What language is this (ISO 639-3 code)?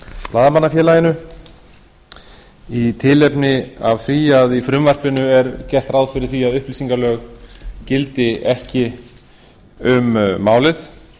isl